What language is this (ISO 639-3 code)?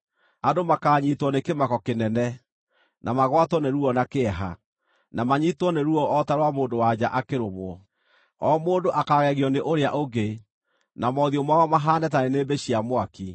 kik